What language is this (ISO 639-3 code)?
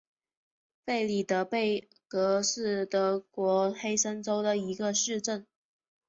zho